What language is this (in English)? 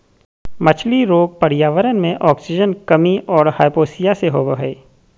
Magahi